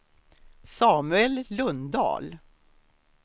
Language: Swedish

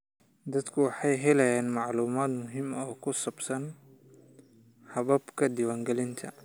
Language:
Somali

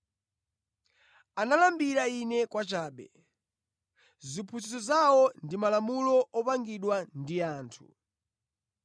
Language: Nyanja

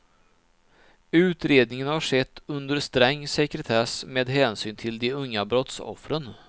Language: Swedish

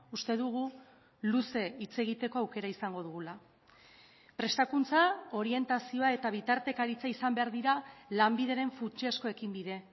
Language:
Basque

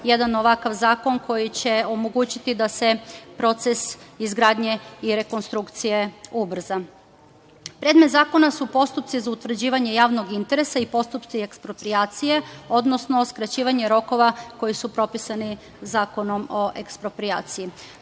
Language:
Serbian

